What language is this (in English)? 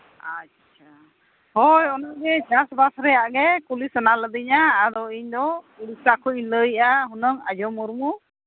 Santali